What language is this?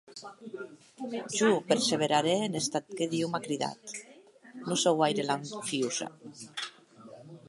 Occitan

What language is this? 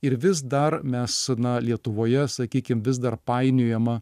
Lithuanian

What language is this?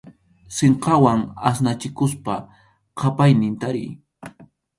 Arequipa-La Unión Quechua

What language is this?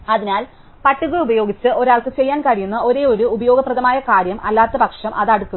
Malayalam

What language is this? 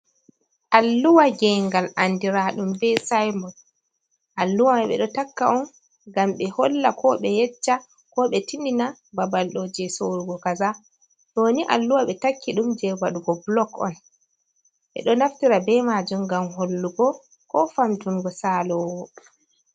Fula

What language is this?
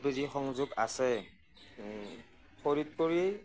Assamese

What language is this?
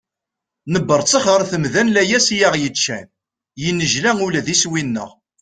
Kabyle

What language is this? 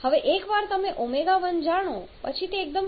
Gujarati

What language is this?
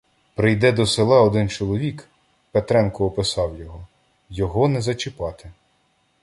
Ukrainian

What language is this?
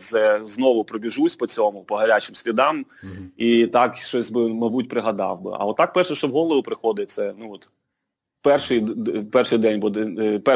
Ukrainian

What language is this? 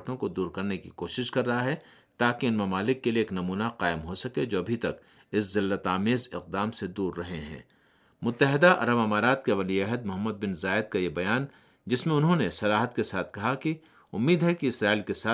Urdu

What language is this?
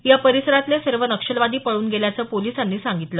Marathi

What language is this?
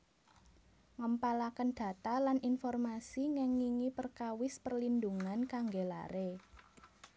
Javanese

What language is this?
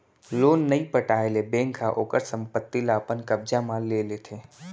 Chhattisgarhi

